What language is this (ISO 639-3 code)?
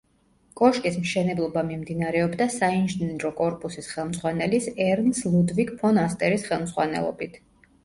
kat